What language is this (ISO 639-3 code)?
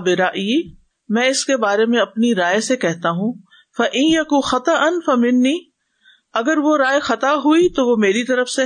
urd